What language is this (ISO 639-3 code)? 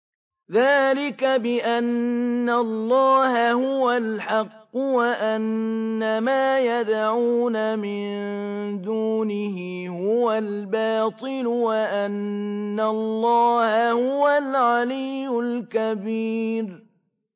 ara